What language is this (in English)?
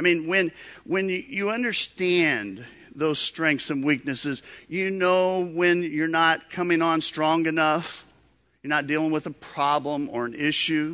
English